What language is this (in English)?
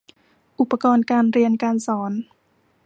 Thai